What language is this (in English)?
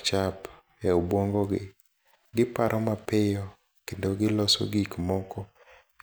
Luo (Kenya and Tanzania)